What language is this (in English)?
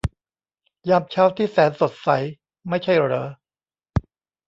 Thai